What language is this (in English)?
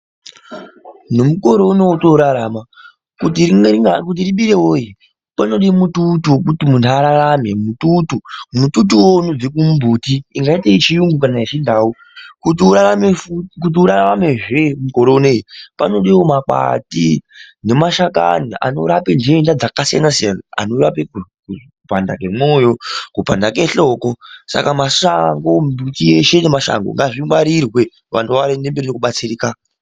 Ndau